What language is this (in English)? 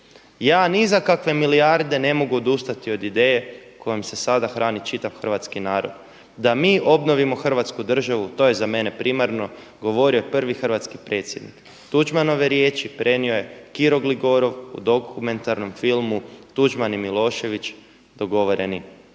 Croatian